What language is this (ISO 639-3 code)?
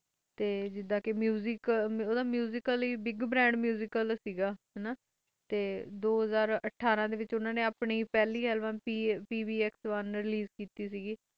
pan